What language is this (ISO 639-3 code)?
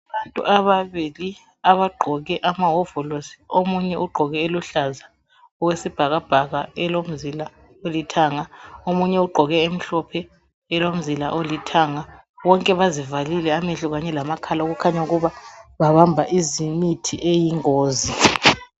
nde